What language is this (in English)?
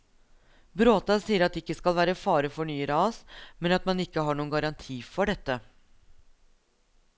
Norwegian